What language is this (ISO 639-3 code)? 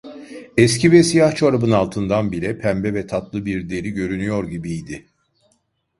tur